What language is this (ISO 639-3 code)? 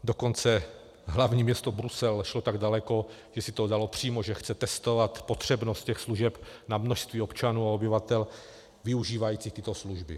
ces